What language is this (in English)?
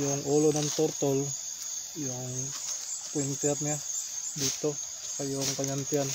Filipino